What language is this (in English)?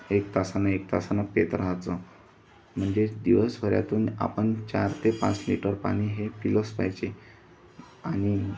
Marathi